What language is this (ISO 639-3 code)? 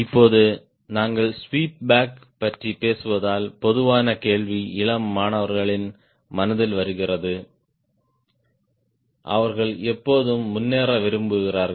tam